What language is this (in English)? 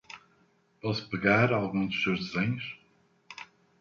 Portuguese